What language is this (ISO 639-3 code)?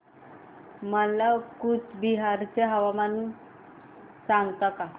mar